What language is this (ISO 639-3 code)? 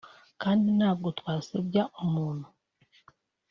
kin